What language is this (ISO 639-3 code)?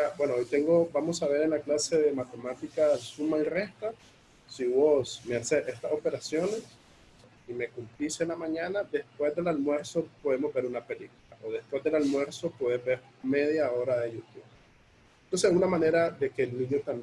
spa